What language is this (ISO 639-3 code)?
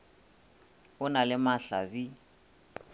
nso